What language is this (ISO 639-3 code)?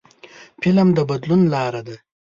pus